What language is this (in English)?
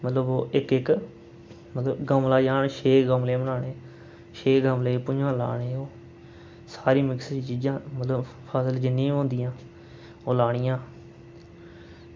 Dogri